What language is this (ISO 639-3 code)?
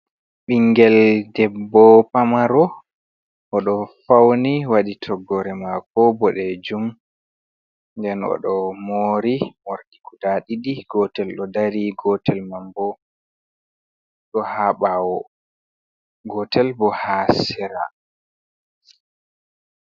ful